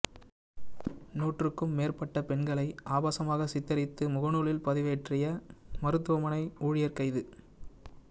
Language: Tamil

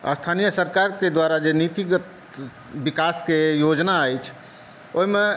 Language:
Maithili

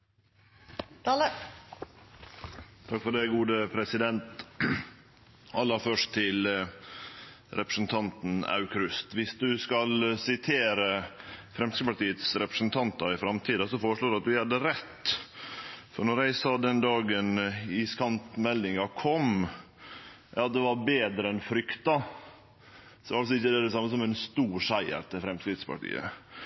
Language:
Norwegian Nynorsk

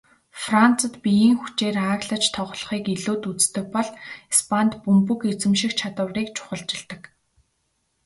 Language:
Mongolian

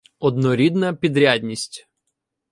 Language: Ukrainian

